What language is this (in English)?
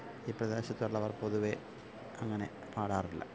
Malayalam